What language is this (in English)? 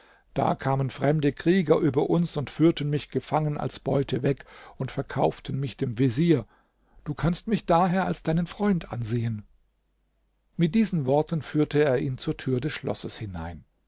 German